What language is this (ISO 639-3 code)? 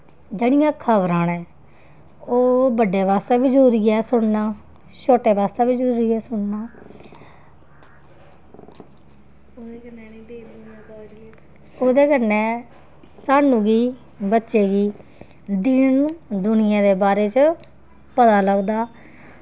doi